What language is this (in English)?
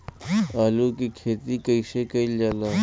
Bhojpuri